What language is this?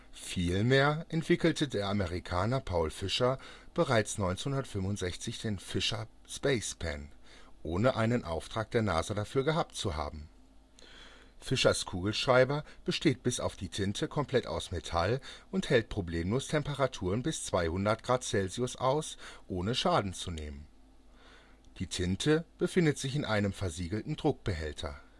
German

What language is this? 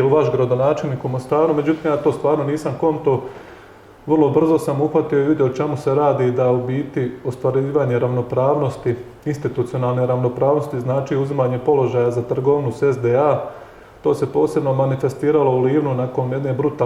Croatian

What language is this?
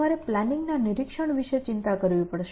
Gujarati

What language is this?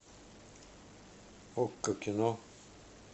Russian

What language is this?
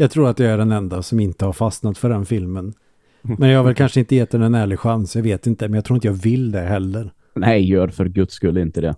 Swedish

